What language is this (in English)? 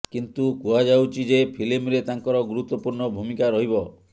Odia